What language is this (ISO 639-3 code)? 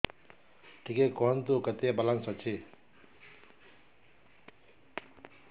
ori